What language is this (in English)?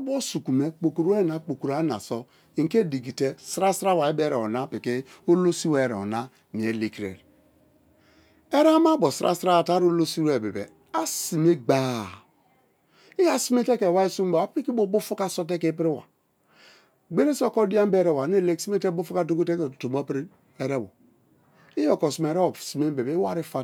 Kalabari